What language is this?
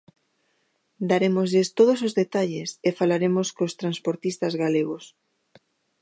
Galician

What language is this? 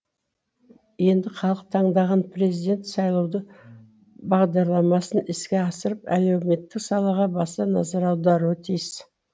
Kazakh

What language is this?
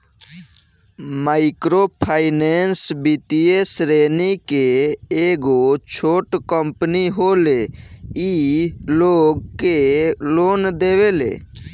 Bhojpuri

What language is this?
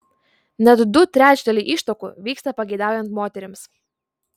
Lithuanian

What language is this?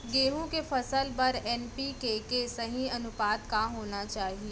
Chhattisgarhi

